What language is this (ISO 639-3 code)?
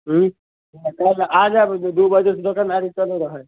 mai